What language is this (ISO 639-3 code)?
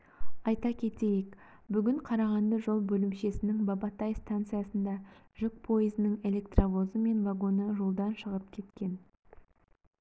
kaz